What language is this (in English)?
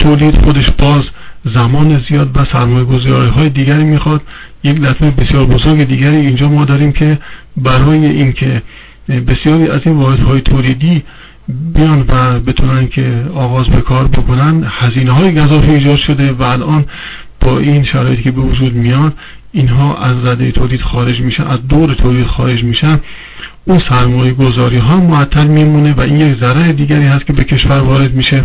Persian